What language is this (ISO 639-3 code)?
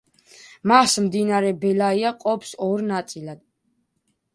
kat